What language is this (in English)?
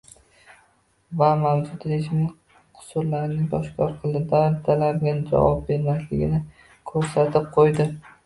Uzbek